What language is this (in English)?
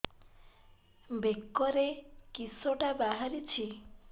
Odia